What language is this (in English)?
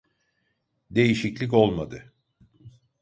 Turkish